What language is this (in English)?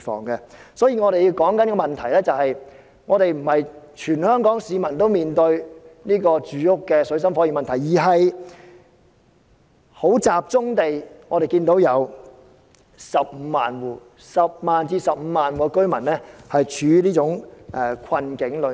Cantonese